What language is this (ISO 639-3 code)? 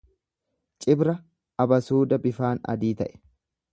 orm